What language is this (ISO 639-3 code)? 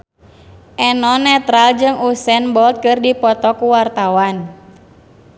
sun